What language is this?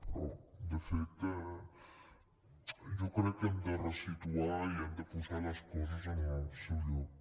Catalan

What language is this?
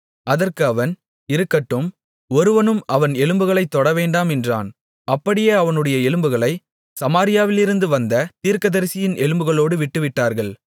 Tamil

